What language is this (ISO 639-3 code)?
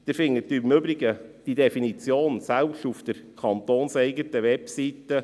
gsw